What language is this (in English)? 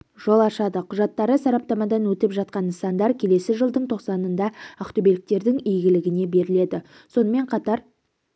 Kazakh